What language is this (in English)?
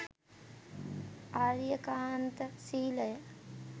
Sinhala